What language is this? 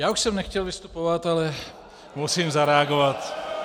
Czech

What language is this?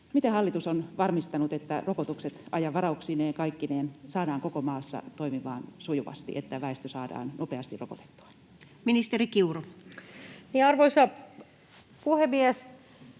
Finnish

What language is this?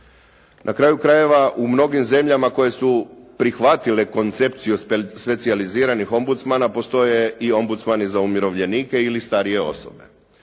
Croatian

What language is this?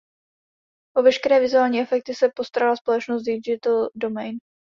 Czech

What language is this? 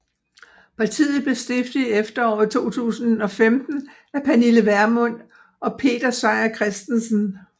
Danish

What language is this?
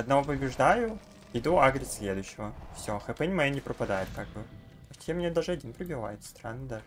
Russian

